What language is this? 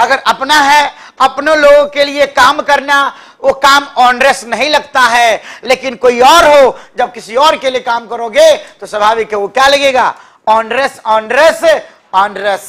Hindi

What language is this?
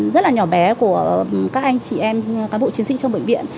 Vietnamese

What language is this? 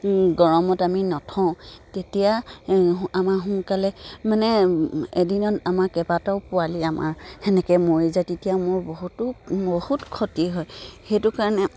Assamese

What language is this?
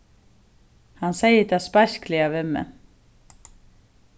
Faroese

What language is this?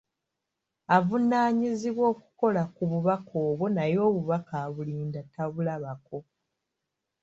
Ganda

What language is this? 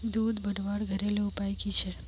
Magahi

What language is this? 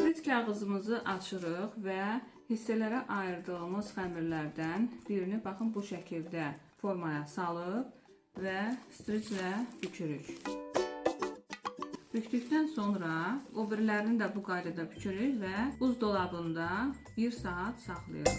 Turkish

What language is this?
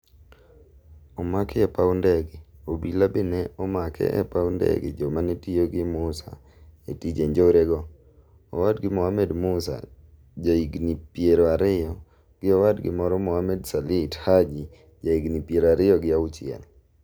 Luo (Kenya and Tanzania)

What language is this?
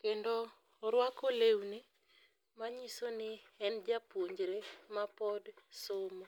Luo (Kenya and Tanzania)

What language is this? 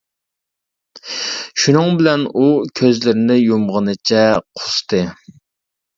Uyghur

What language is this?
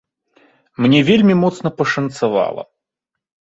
Belarusian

